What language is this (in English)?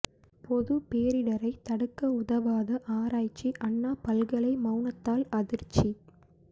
Tamil